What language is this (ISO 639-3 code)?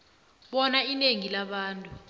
nbl